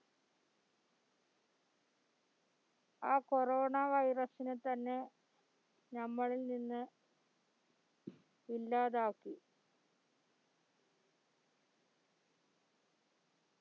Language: Malayalam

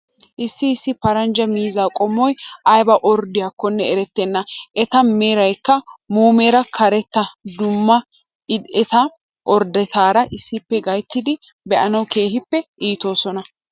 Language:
Wolaytta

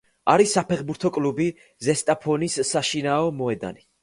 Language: Georgian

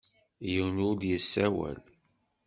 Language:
Kabyle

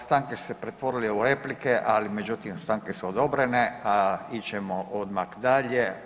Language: Croatian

